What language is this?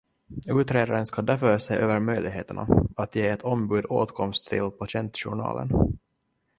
Swedish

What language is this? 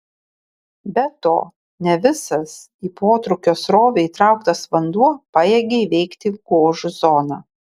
Lithuanian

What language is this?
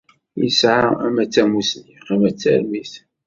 Kabyle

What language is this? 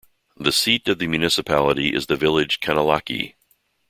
English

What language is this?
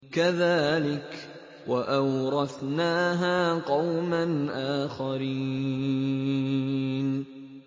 Arabic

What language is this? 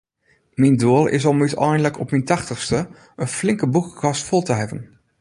Western Frisian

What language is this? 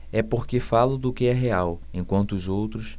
Portuguese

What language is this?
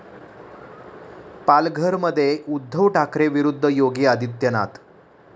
Marathi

